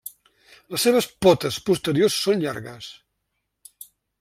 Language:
Catalan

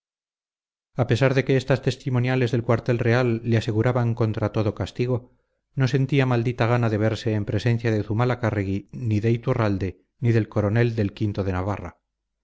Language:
Spanish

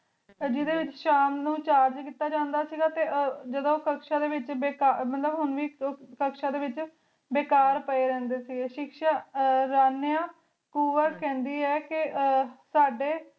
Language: Punjabi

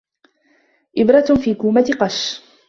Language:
Arabic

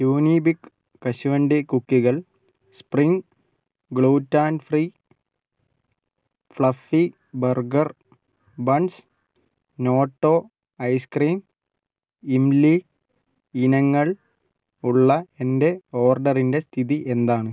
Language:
Malayalam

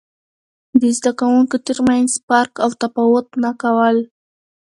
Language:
Pashto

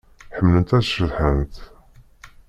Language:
Kabyle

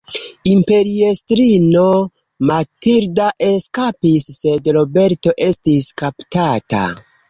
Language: Esperanto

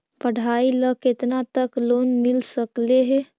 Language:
Magahi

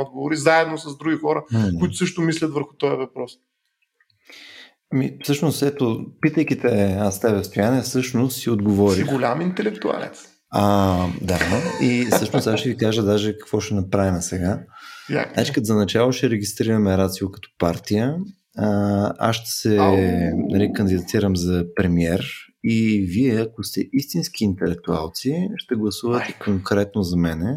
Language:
Bulgarian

